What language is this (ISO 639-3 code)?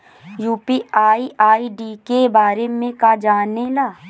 bho